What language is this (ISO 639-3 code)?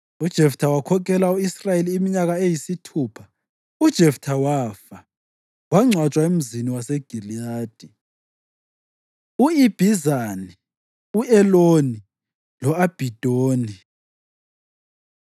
nde